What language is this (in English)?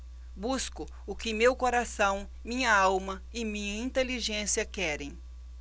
Portuguese